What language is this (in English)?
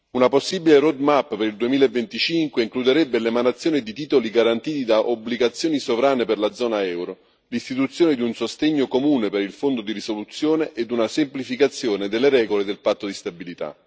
Italian